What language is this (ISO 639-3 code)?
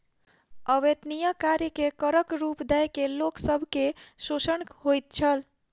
mai